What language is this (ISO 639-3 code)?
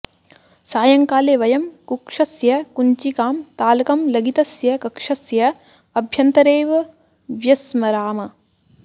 san